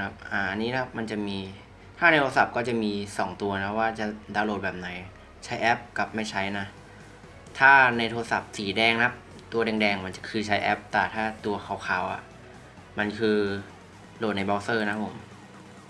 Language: Thai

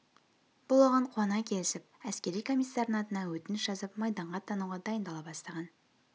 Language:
Kazakh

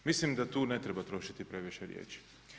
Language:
Croatian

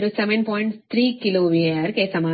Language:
Kannada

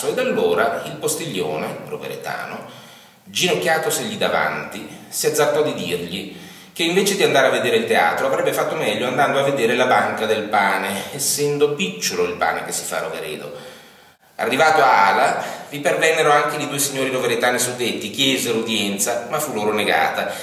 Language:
Italian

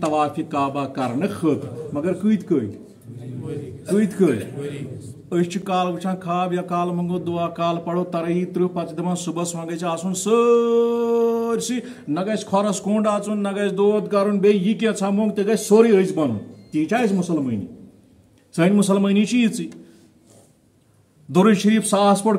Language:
Turkish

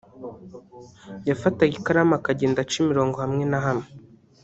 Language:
Kinyarwanda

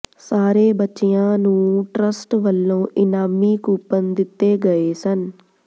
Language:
Punjabi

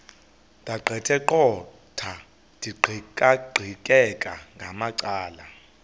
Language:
Xhosa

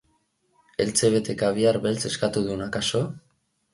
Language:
Basque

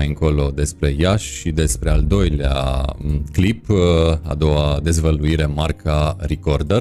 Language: Romanian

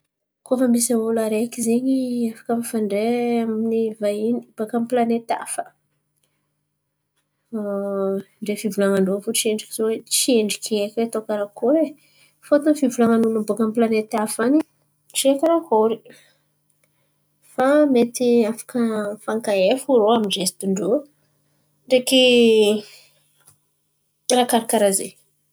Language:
Antankarana Malagasy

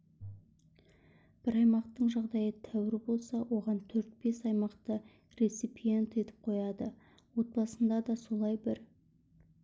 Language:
Kazakh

